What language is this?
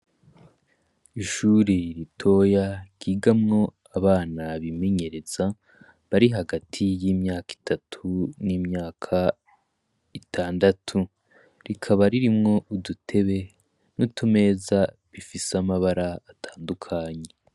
Rundi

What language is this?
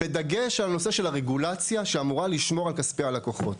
Hebrew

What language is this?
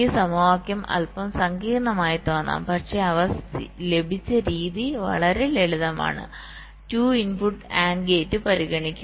Malayalam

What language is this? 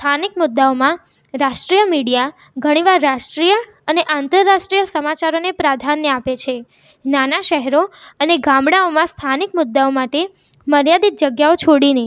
Gujarati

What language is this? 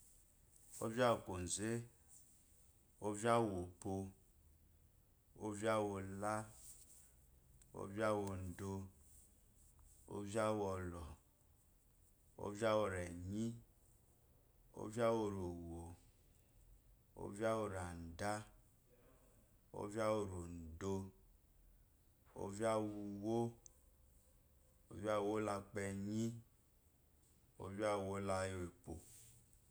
Eloyi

